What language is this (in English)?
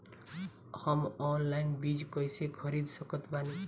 Bhojpuri